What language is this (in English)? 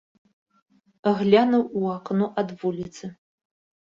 Belarusian